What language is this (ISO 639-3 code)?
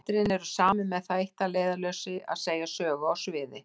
isl